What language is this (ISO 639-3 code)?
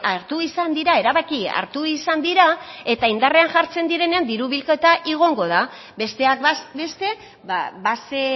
eus